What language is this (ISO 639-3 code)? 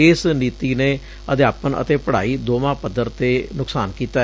pan